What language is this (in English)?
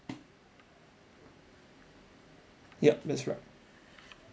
English